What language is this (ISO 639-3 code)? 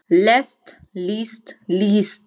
isl